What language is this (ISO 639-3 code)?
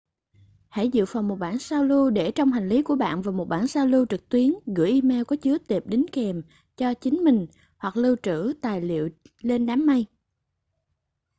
vie